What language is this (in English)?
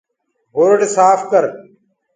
Gurgula